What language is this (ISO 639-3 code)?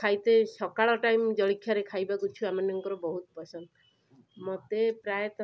ori